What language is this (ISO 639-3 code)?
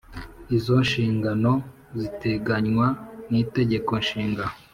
kin